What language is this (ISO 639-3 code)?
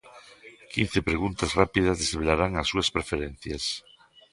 glg